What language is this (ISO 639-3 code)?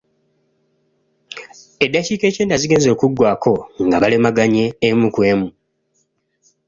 lug